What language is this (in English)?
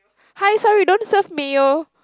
English